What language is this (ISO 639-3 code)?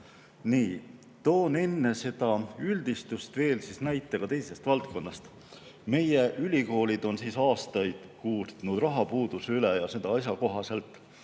est